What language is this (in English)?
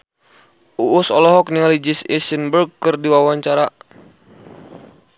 Sundanese